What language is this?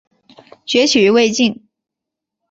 Chinese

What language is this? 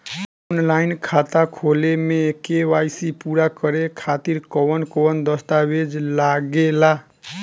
Bhojpuri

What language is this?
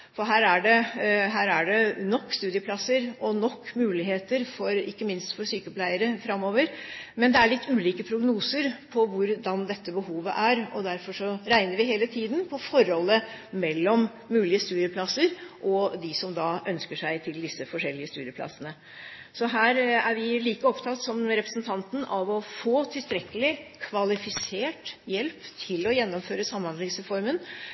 Norwegian Bokmål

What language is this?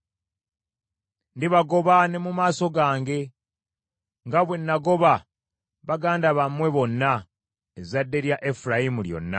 Ganda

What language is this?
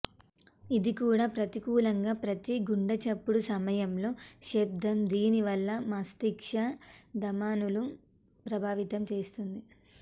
Telugu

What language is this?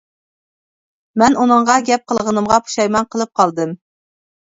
Uyghur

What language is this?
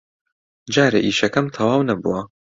Central Kurdish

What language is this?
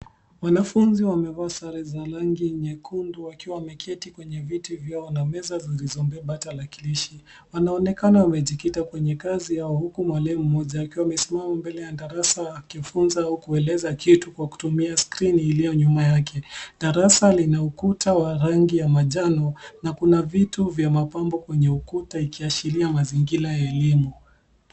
Swahili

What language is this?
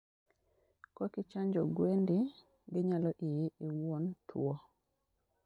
Luo (Kenya and Tanzania)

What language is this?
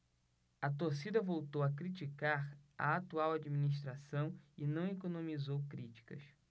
Portuguese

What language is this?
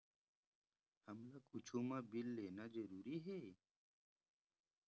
Chhattisgarhi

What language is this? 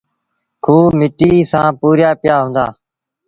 Sindhi Bhil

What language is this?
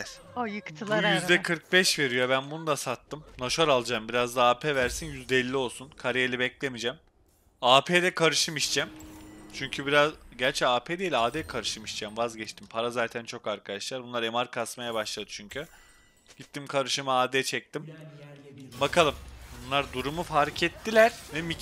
Turkish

